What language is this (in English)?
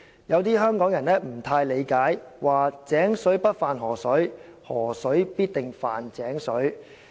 Cantonese